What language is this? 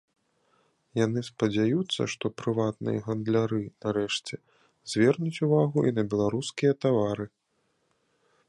Belarusian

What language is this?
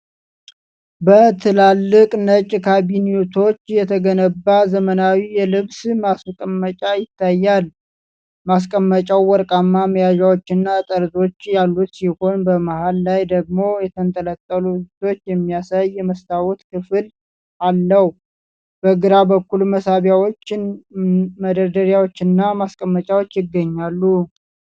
Amharic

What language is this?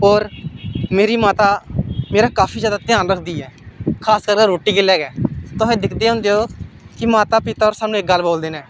Dogri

